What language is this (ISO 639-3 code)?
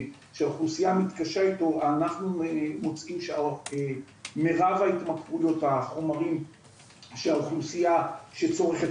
heb